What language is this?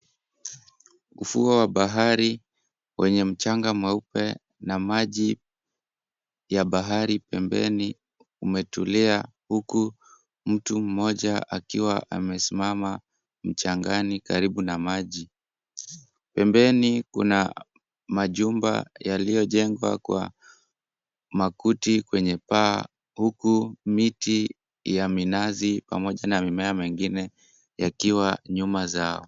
Swahili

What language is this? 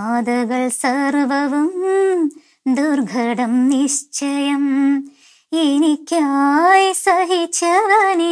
Korean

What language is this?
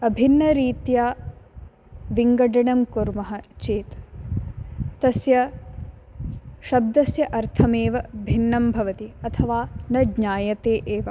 Sanskrit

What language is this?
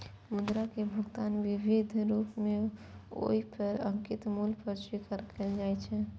Maithili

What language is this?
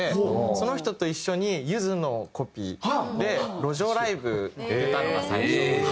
Japanese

